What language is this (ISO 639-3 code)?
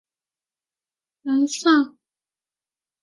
zho